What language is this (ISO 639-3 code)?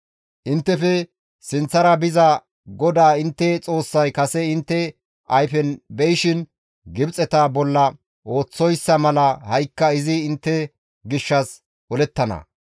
gmv